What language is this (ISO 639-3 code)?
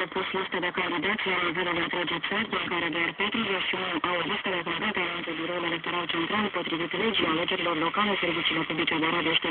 pol